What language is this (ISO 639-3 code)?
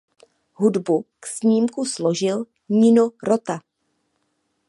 ces